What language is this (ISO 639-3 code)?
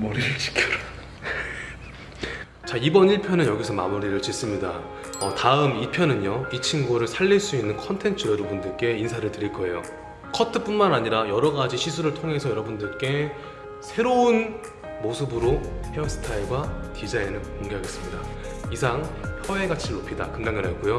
kor